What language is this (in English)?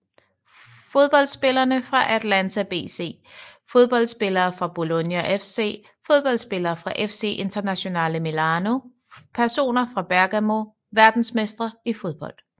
Danish